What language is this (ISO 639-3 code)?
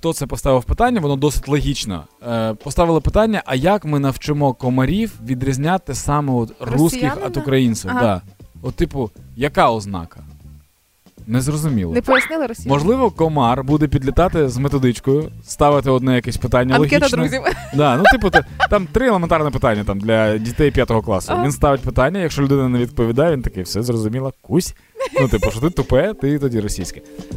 ukr